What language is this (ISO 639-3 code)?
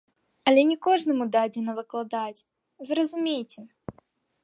bel